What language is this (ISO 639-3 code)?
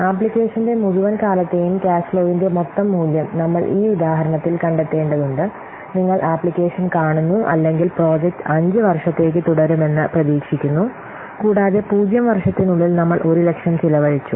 mal